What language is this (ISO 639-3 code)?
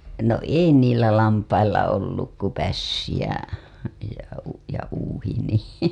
fin